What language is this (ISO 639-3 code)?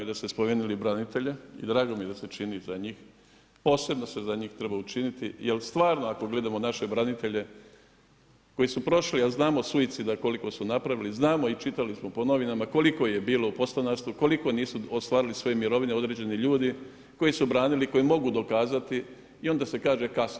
hrv